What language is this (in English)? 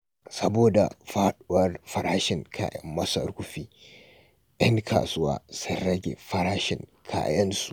Hausa